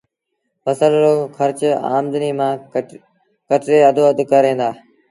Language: Sindhi Bhil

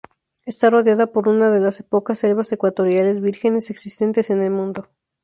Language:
Spanish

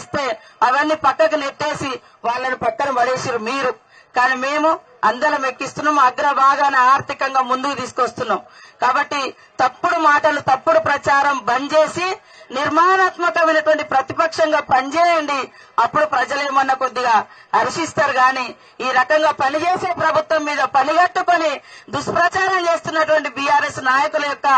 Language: Telugu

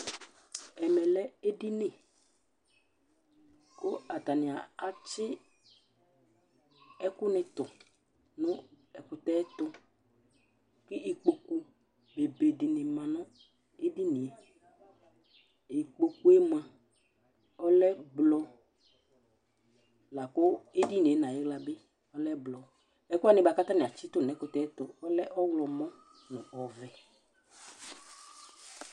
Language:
Ikposo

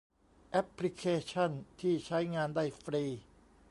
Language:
Thai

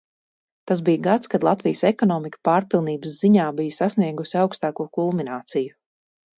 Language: Latvian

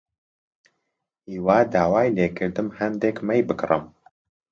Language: Central Kurdish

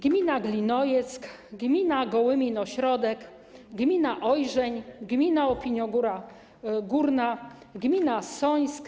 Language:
Polish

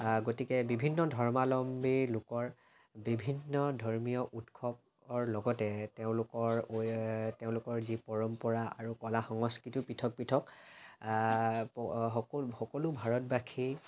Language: Assamese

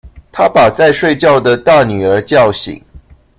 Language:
Chinese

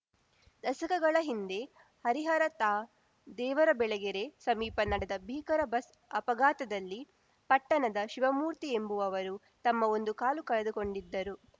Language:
Kannada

